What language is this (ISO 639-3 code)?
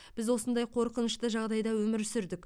kaz